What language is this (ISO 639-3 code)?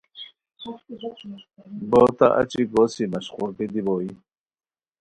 khw